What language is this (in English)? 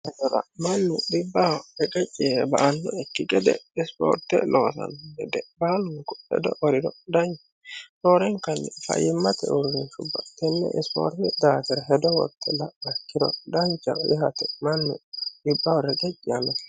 Sidamo